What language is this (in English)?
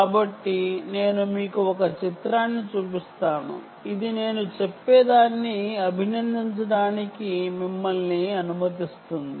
Telugu